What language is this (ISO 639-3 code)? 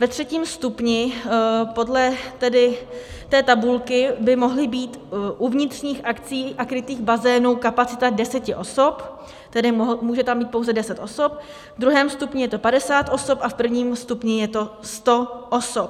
ces